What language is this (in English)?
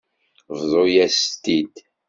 Kabyle